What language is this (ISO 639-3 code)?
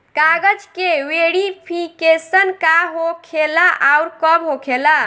bho